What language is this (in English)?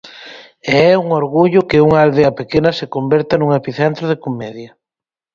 Galician